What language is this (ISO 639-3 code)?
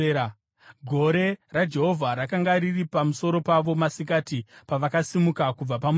sna